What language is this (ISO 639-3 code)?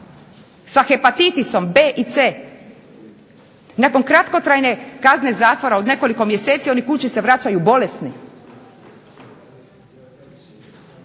hrv